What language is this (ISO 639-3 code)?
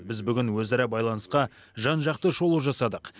kaz